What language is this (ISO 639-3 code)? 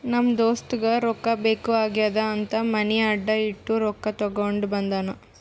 kan